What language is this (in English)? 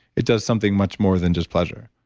English